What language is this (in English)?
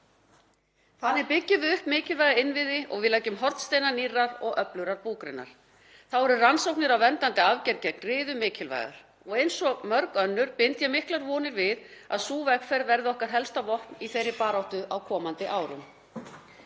Icelandic